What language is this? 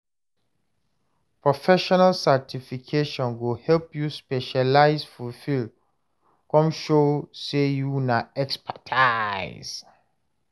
Nigerian Pidgin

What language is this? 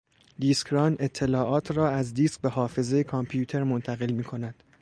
Persian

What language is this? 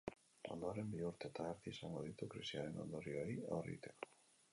Basque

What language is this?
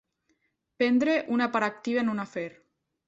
Catalan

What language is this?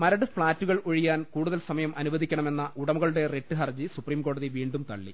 Malayalam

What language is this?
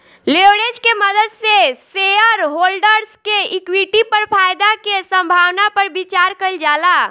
Bhojpuri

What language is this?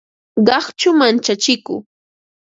Ambo-Pasco Quechua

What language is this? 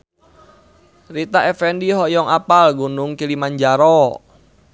Sundanese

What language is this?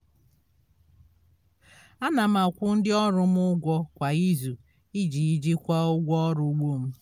Igbo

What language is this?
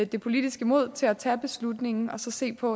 Danish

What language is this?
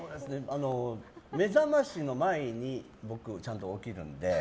Japanese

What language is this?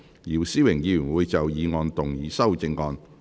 Cantonese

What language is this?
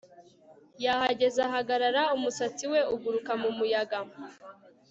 Kinyarwanda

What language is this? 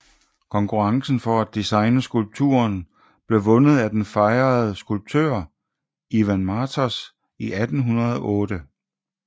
Danish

